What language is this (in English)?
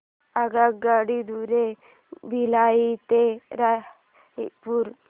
Marathi